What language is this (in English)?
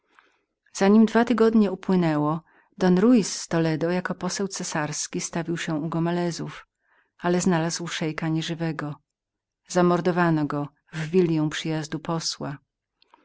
Polish